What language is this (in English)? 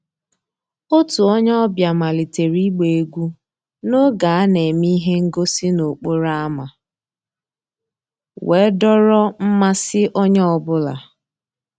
Igbo